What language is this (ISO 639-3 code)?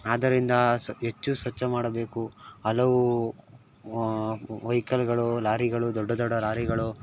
kan